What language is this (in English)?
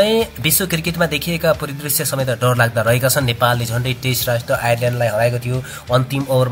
Indonesian